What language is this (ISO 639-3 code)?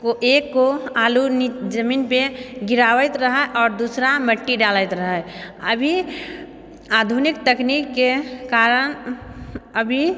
mai